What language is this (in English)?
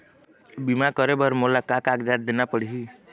Chhattisgarhi